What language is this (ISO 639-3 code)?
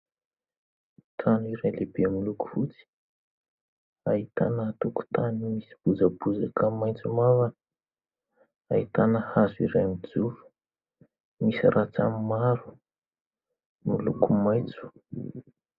mlg